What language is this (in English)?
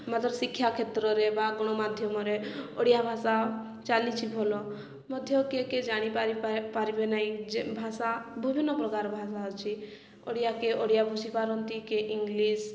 Odia